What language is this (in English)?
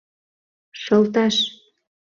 Mari